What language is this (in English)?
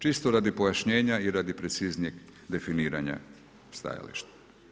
Croatian